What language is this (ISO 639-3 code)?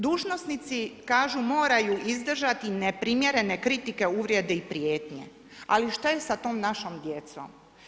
hrv